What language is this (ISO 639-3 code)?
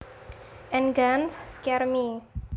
jav